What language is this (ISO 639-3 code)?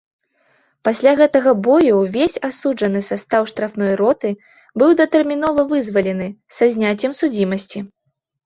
bel